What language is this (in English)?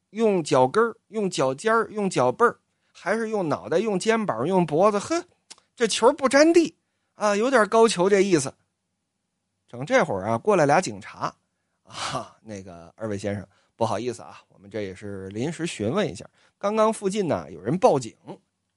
Chinese